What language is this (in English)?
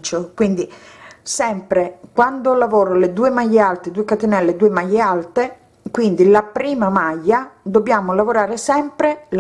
Italian